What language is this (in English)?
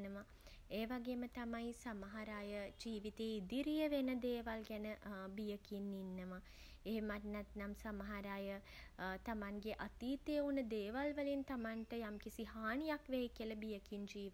Sinhala